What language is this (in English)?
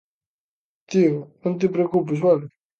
Galician